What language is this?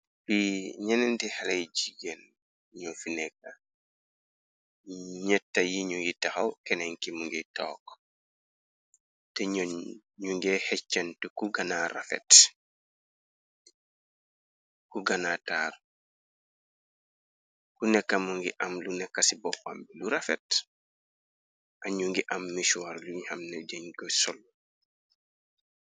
Wolof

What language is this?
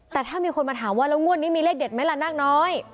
Thai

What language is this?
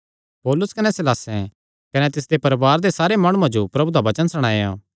Kangri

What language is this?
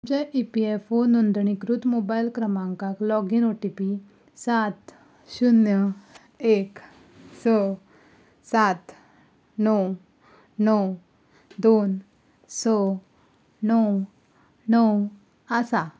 Konkani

